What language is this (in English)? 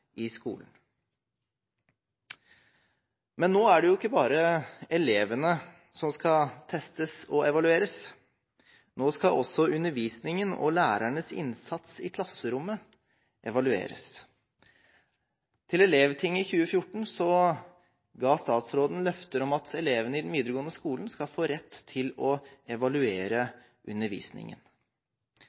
Norwegian Bokmål